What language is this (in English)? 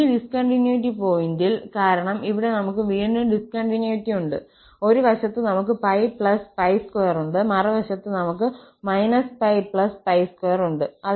Malayalam